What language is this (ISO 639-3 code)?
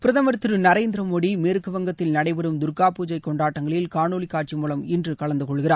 tam